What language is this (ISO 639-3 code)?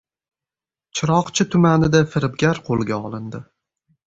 uzb